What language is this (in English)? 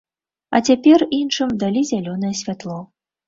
Belarusian